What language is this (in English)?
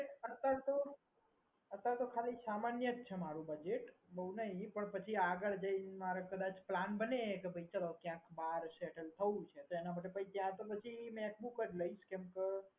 Gujarati